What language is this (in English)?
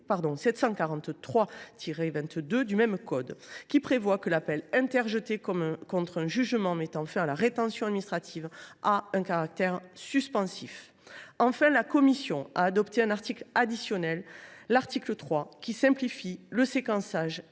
French